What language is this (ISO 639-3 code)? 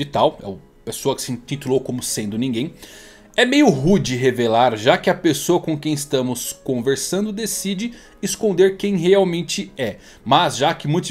por